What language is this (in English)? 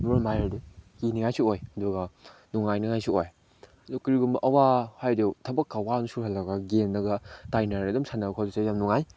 Manipuri